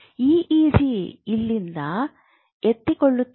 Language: Kannada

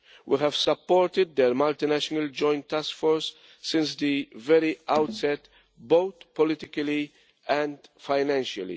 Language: English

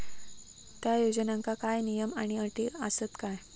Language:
Marathi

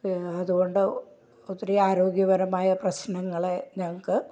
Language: Malayalam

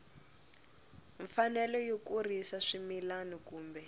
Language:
Tsonga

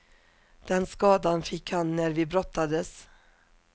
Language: Swedish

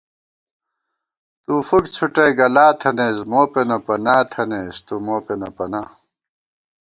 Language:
Gawar-Bati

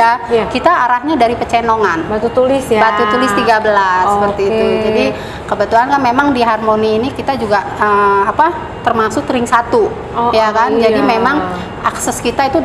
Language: Indonesian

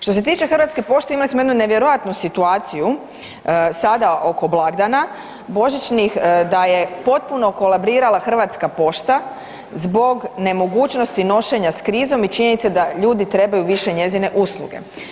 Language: Croatian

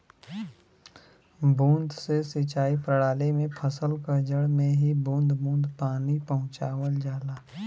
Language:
Bhojpuri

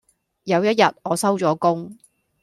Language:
Cantonese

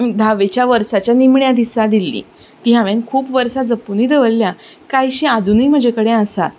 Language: Konkani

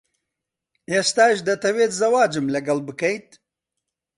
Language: Central Kurdish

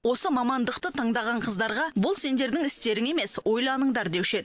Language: Kazakh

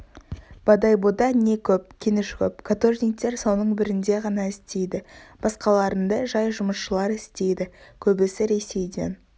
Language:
Kazakh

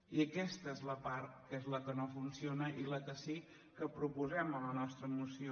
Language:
Catalan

